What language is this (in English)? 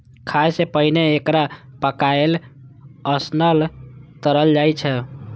Maithili